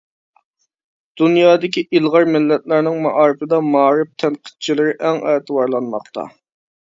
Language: Uyghur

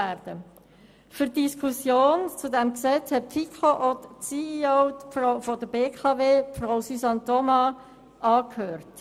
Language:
Swiss German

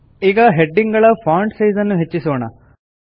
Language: Kannada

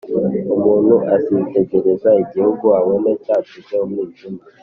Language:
Kinyarwanda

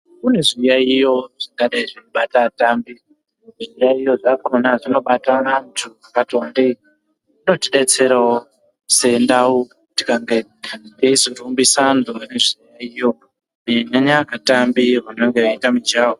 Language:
Ndau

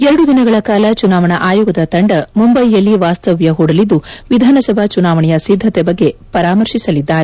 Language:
Kannada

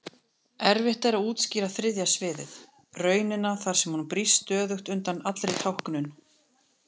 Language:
Icelandic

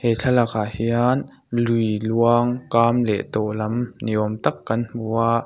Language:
Mizo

